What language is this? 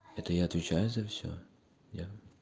Russian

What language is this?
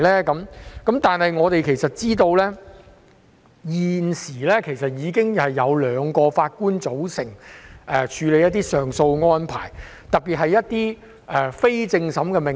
Cantonese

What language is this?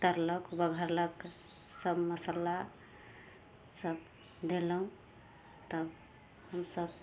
Maithili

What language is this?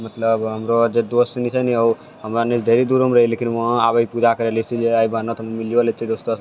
Maithili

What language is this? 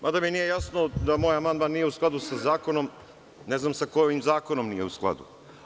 Serbian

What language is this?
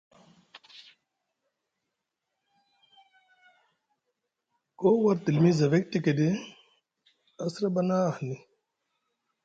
Musgu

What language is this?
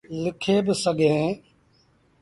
Sindhi Bhil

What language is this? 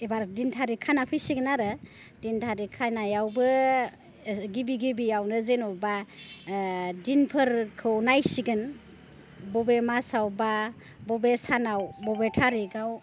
Bodo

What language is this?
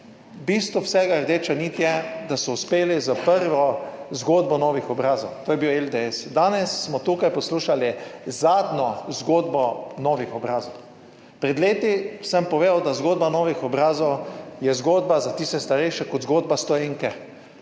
Slovenian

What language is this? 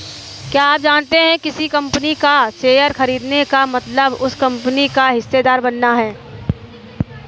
Hindi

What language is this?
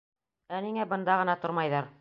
Bashkir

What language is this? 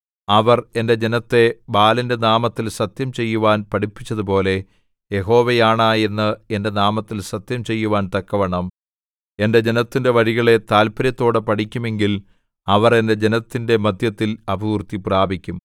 Malayalam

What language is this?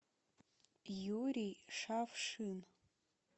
Russian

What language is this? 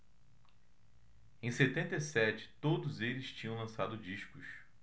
Portuguese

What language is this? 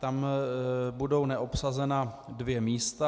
Czech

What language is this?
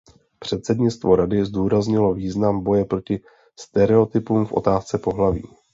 Czech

